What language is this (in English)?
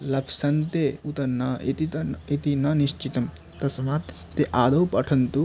Sanskrit